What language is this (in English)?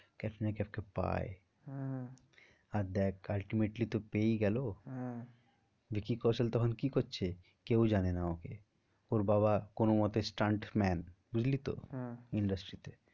Bangla